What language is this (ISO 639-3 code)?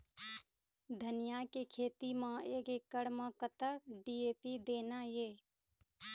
hne